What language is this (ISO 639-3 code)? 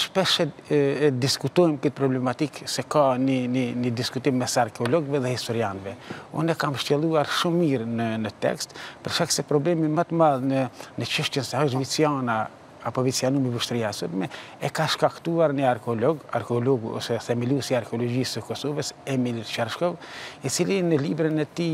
ron